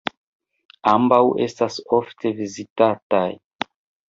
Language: Esperanto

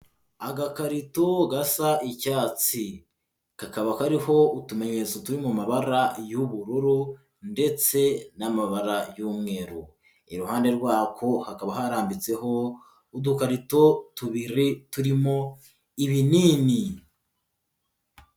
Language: Kinyarwanda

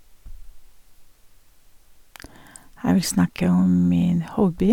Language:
Norwegian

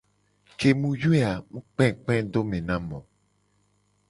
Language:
Gen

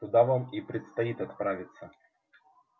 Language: Russian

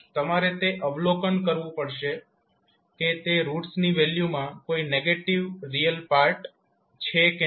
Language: Gujarati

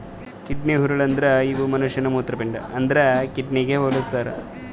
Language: Kannada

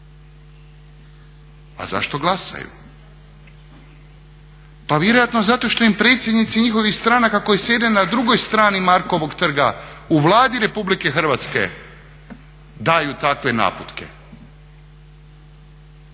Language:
Croatian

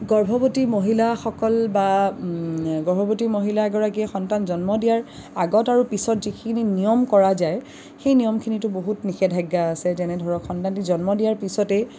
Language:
Assamese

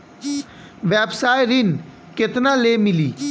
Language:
Bhojpuri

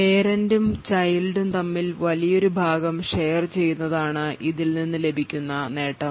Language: Malayalam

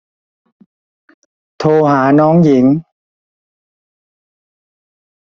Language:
Thai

